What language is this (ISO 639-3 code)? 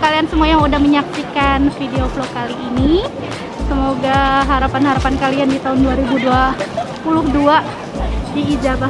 ind